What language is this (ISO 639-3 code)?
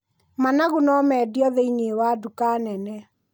kik